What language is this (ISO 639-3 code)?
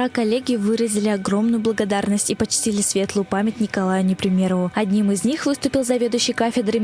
rus